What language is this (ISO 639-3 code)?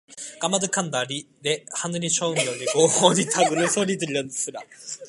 kor